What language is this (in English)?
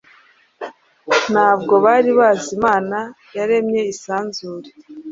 Kinyarwanda